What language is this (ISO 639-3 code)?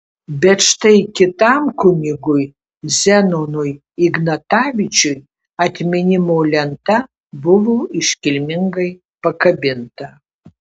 lit